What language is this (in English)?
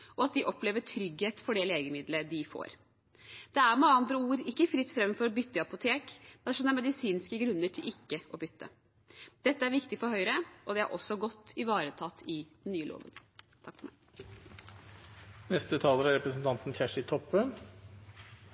Norwegian